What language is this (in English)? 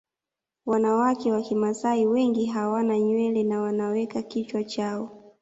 Swahili